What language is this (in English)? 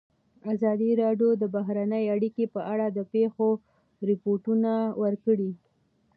Pashto